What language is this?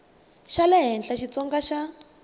Tsonga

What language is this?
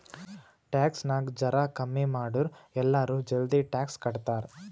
Kannada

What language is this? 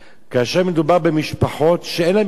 Hebrew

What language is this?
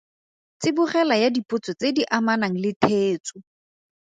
Tswana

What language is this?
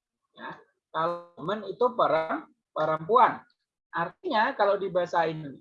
Indonesian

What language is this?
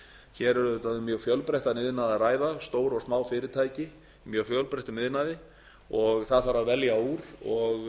Icelandic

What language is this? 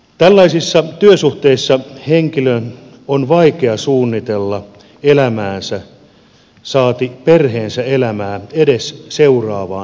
Finnish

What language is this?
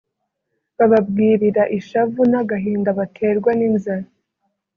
Kinyarwanda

